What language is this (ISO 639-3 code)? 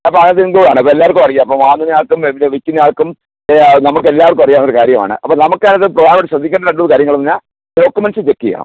mal